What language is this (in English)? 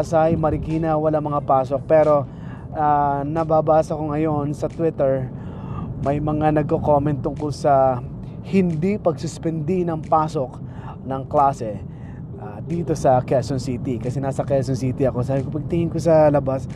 Filipino